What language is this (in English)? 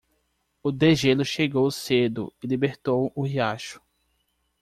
Portuguese